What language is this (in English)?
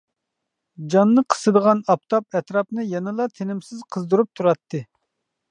Uyghur